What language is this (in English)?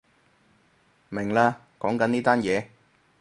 Cantonese